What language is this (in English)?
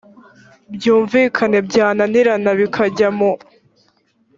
Kinyarwanda